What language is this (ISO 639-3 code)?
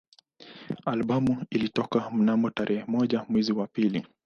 swa